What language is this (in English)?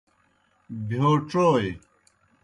Kohistani Shina